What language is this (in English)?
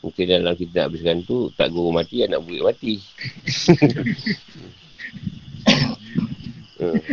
Malay